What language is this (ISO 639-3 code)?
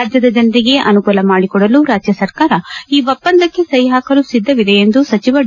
kan